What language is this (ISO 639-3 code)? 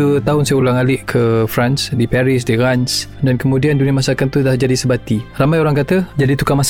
msa